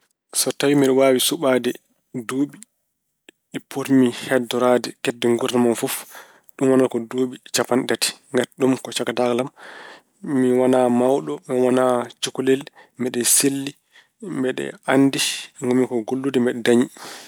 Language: Fula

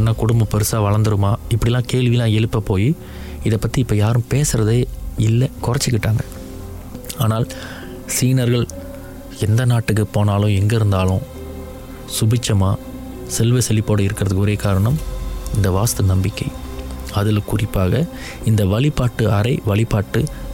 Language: Tamil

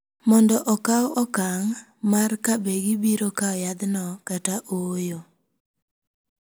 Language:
Luo (Kenya and Tanzania)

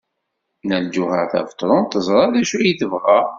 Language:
Kabyle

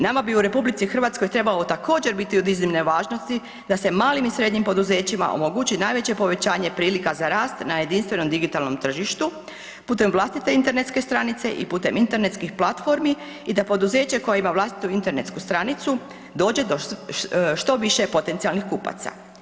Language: Croatian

